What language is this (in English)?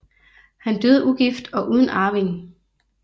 Danish